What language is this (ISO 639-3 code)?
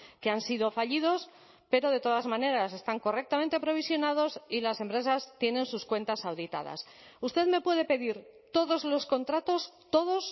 spa